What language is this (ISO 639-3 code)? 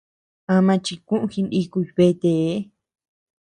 cux